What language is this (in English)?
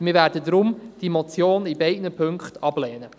Swiss German